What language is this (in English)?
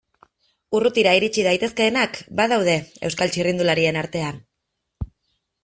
Basque